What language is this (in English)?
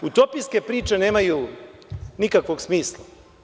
Serbian